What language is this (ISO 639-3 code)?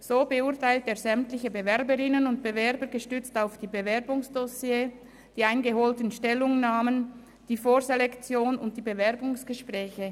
gsw